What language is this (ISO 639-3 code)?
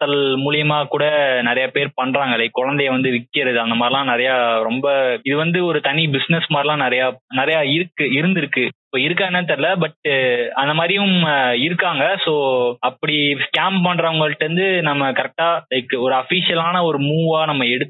tam